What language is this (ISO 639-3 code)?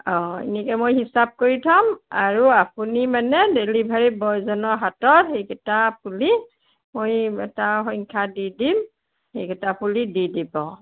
asm